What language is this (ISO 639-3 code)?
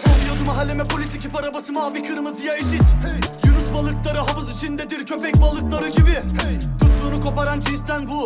tur